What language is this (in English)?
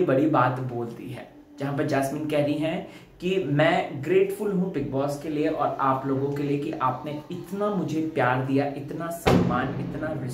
Hindi